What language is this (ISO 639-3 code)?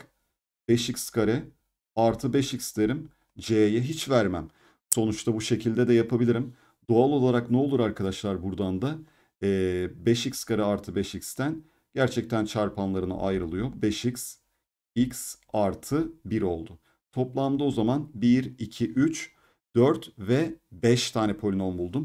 tur